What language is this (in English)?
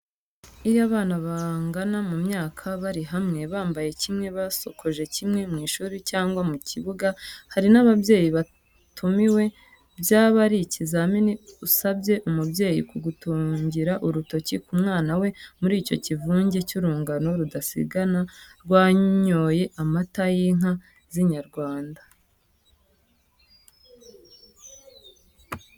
Kinyarwanda